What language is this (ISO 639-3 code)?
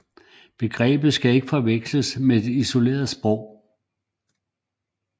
dan